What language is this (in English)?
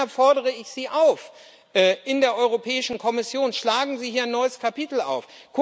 German